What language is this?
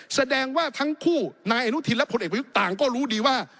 Thai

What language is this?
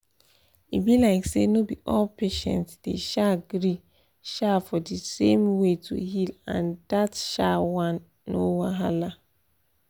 Nigerian Pidgin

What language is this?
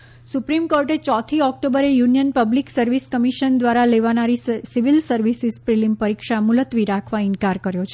Gujarati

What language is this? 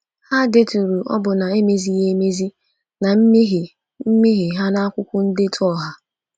Igbo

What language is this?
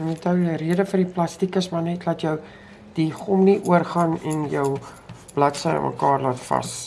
Dutch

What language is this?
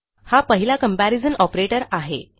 Marathi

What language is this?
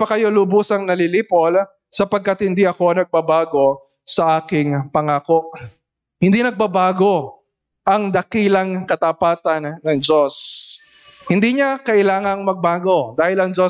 Filipino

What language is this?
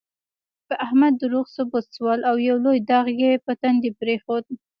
Pashto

